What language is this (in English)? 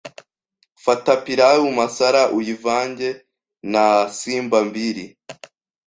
Kinyarwanda